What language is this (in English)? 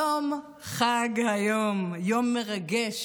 Hebrew